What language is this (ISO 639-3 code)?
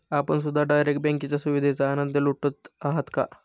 mar